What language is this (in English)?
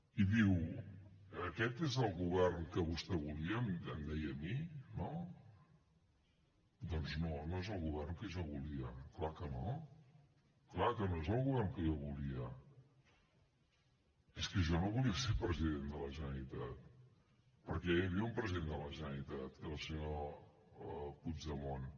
Catalan